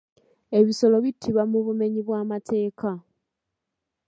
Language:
Ganda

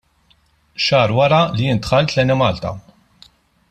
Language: Maltese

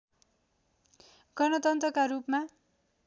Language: Nepali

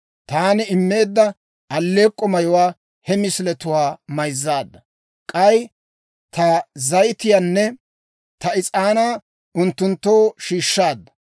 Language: Dawro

